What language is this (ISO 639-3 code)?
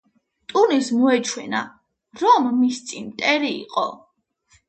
kat